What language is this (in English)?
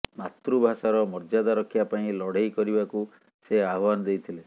Odia